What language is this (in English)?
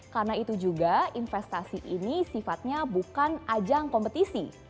Indonesian